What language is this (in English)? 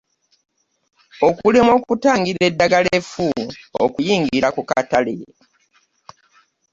Ganda